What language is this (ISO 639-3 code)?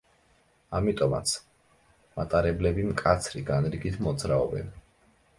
kat